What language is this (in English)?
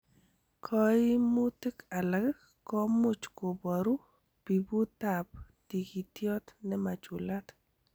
Kalenjin